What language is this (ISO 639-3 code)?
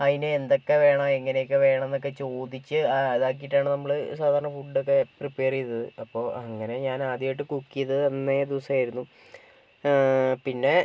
mal